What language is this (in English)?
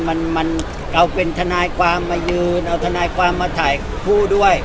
Thai